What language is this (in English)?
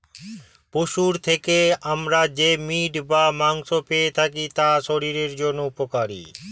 Bangla